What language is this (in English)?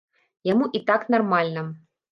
Belarusian